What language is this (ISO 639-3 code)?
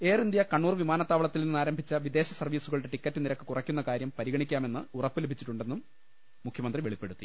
mal